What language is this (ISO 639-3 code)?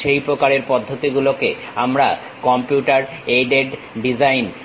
ben